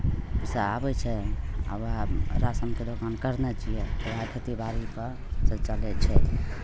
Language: Maithili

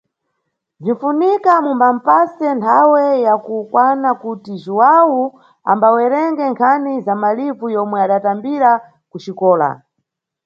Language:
Nyungwe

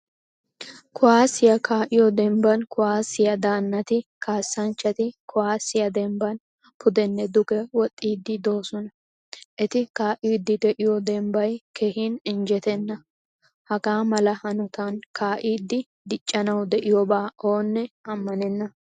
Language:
Wolaytta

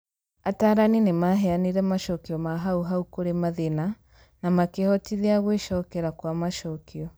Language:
Kikuyu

